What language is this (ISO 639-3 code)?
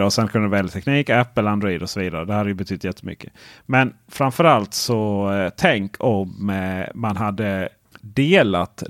swe